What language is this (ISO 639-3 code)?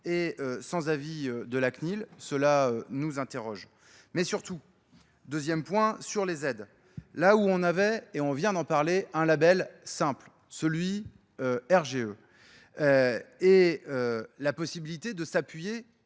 fra